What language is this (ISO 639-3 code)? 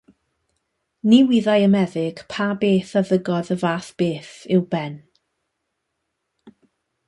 cym